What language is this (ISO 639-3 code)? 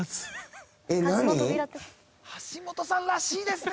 jpn